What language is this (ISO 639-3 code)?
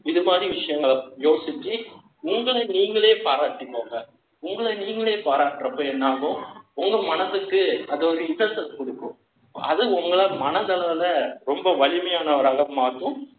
tam